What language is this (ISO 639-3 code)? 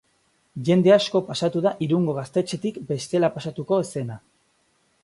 eus